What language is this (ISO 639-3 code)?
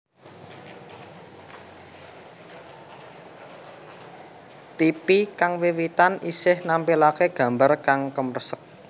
jav